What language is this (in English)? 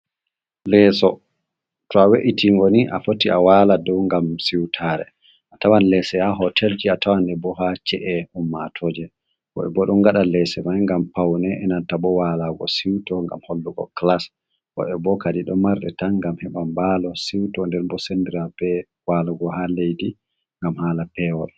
Fula